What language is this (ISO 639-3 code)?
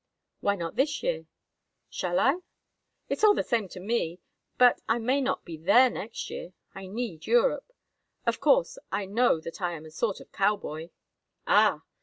eng